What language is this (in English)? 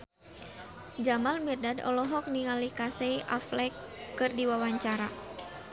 Sundanese